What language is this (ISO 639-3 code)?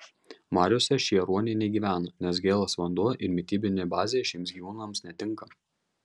lit